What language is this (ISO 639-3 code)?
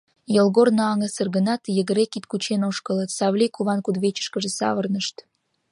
chm